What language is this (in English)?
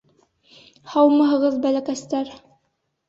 Bashkir